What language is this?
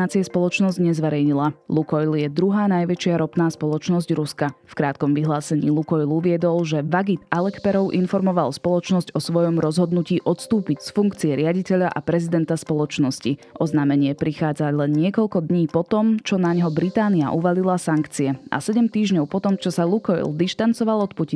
Slovak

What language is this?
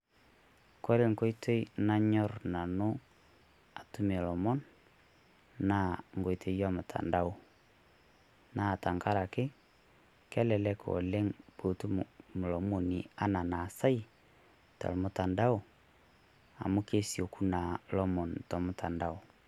Masai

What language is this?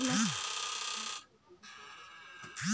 Bhojpuri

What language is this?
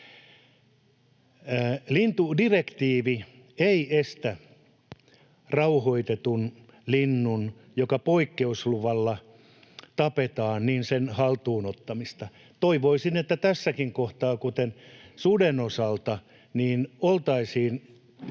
Finnish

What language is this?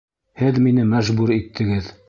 Bashkir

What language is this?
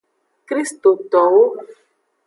Aja (Benin)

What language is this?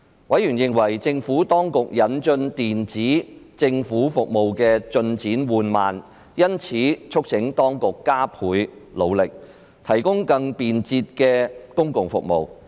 Cantonese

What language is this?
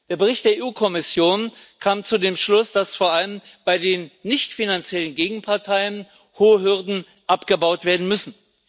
German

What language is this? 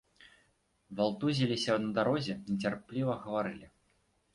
Belarusian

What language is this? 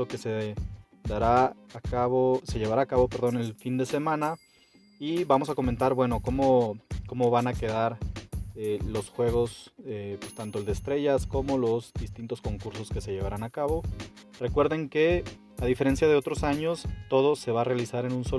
Spanish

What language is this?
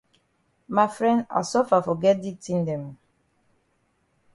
Cameroon Pidgin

